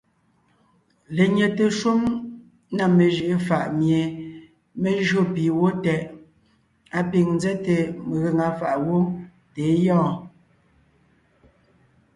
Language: Ngiemboon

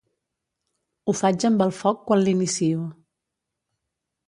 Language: Catalan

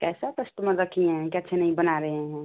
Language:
Hindi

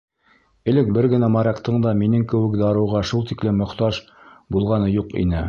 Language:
Bashkir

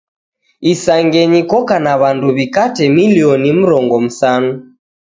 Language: Taita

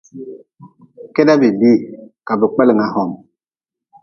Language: Nawdm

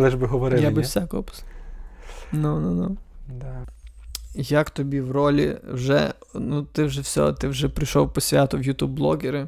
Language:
Ukrainian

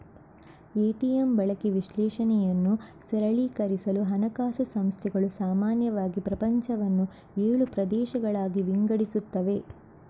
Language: Kannada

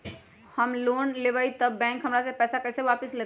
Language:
Magahi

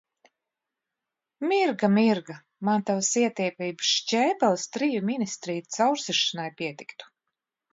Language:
Latvian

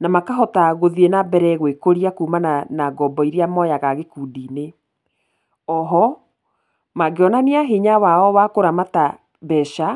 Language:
Kikuyu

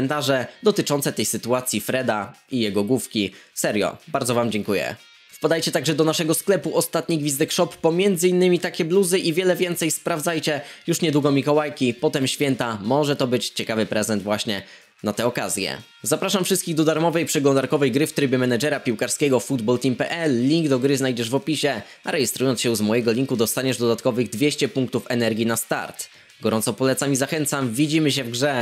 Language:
Polish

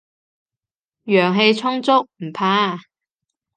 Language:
Cantonese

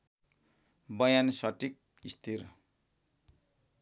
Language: Nepali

